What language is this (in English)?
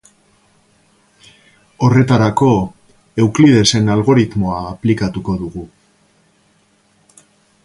Basque